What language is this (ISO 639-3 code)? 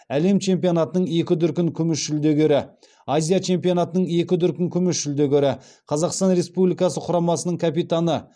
kaz